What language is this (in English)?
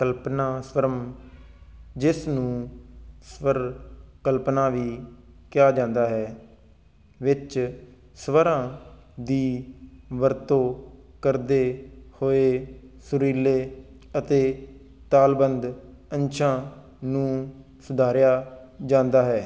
Punjabi